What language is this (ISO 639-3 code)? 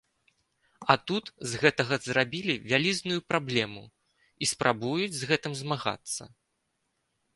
bel